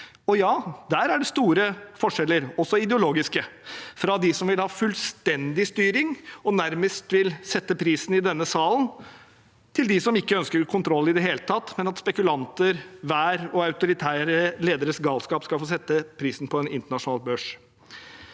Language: Norwegian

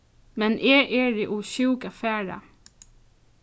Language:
Faroese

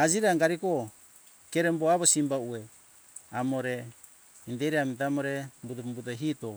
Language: Hunjara-Kaina Ke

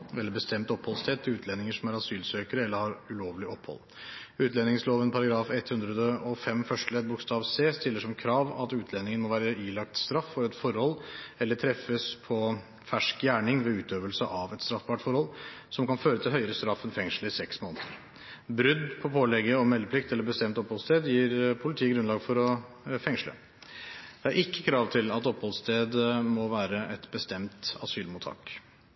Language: Norwegian Bokmål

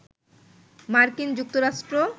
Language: Bangla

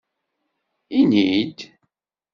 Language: Kabyle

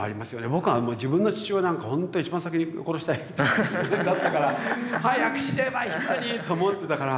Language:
Japanese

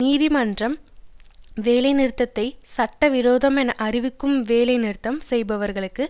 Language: Tamil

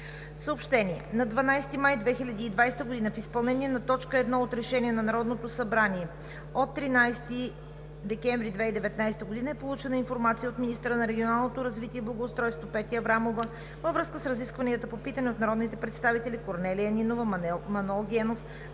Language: Bulgarian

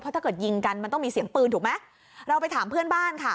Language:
Thai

